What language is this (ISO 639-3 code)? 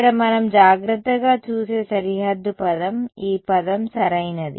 tel